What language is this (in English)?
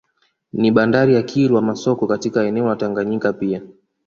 Swahili